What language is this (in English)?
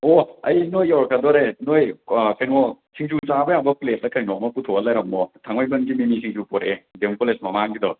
Manipuri